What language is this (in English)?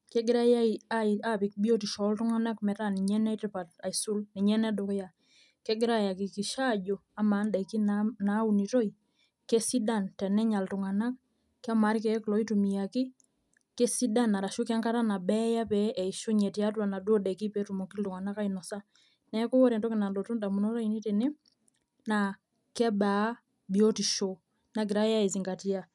Masai